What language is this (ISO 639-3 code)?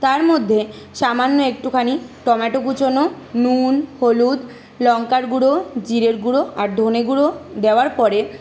ben